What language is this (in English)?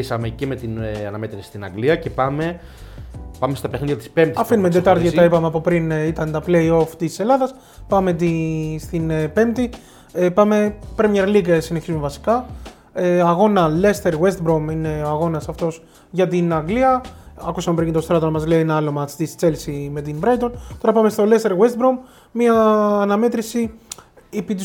Greek